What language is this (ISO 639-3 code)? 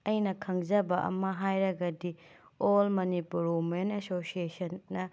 mni